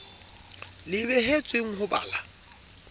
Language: Southern Sotho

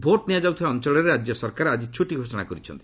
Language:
Odia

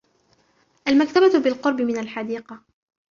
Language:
Arabic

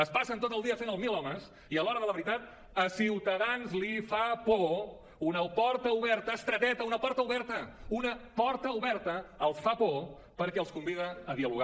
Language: Catalan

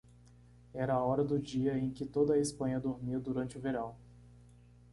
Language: Portuguese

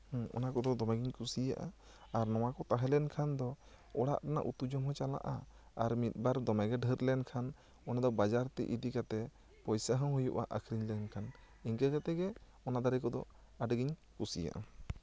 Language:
Santali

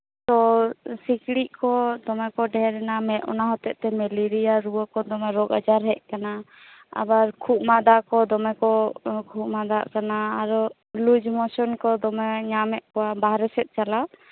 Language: Santali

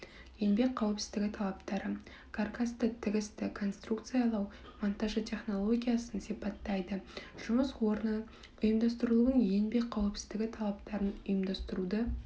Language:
Kazakh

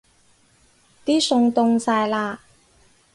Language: Cantonese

